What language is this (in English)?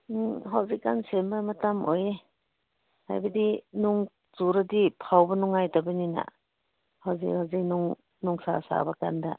Manipuri